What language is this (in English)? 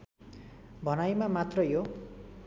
Nepali